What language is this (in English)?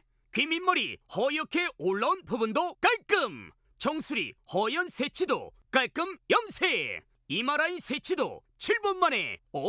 Korean